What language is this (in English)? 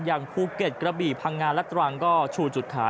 Thai